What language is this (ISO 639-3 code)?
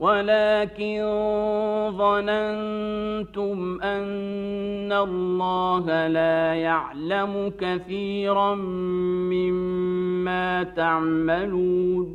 ara